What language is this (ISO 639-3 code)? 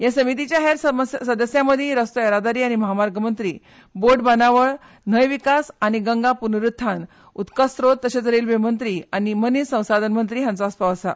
kok